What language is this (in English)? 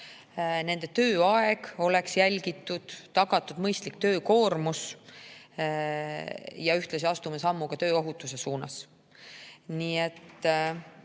Estonian